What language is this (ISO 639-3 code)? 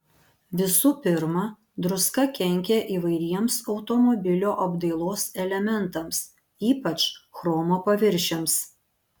lit